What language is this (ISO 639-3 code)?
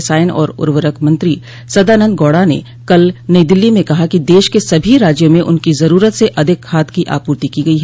hin